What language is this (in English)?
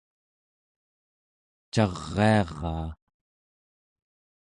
Central Yupik